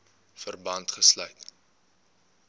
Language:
Afrikaans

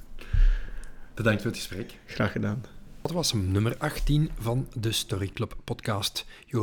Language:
Dutch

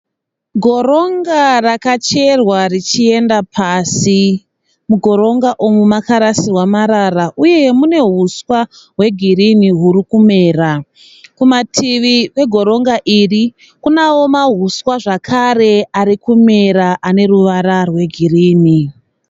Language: Shona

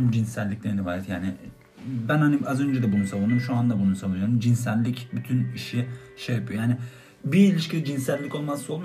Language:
Turkish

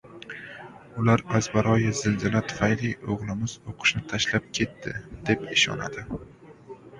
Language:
Uzbek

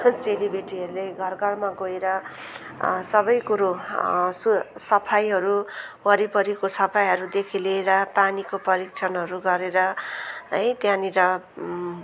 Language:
Nepali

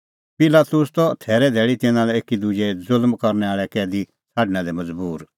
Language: Kullu Pahari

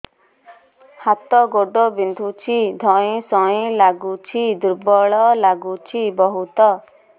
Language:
Odia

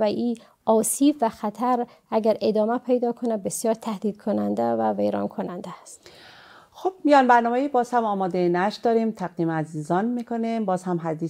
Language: Persian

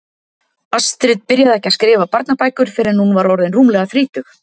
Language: Icelandic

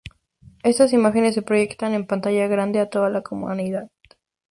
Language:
Spanish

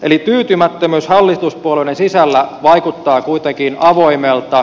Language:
Finnish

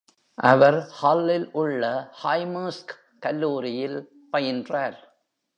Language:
Tamil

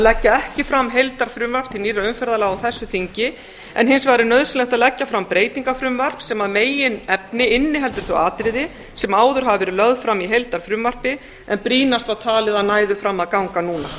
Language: Icelandic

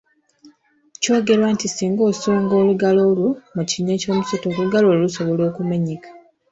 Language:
Ganda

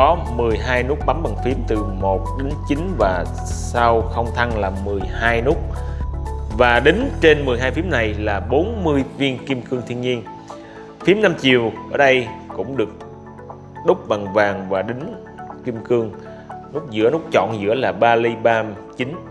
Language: Vietnamese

